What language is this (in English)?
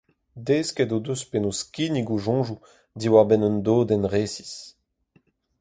Breton